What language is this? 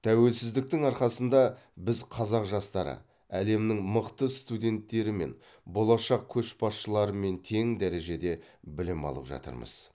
Kazakh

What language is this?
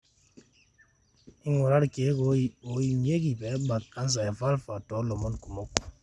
Masai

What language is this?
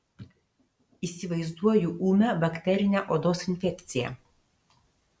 Lithuanian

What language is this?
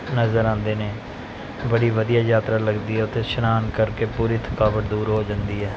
Punjabi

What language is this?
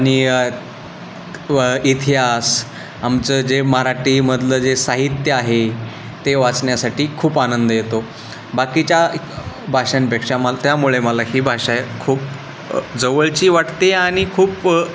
Marathi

